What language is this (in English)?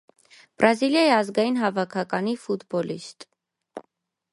Armenian